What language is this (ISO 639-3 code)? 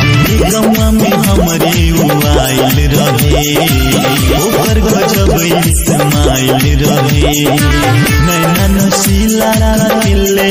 hin